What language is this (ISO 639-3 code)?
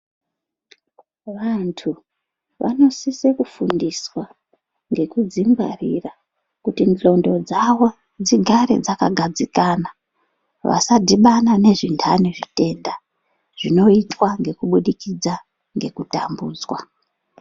ndc